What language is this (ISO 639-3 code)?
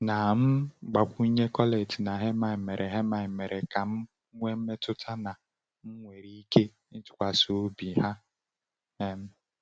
ibo